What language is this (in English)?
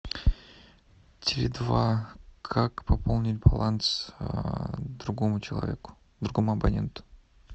Russian